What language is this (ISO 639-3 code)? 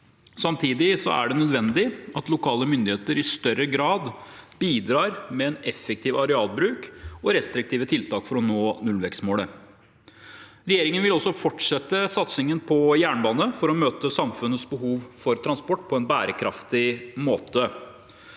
nor